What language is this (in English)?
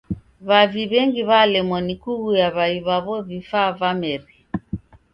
Taita